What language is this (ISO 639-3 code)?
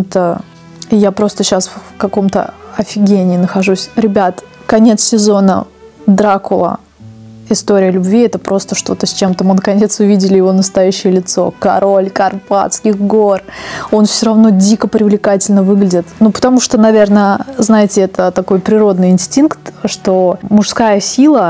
rus